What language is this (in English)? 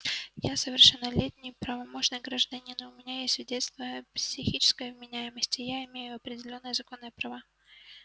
Russian